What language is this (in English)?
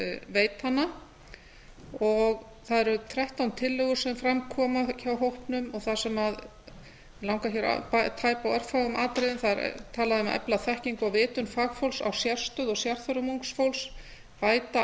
Icelandic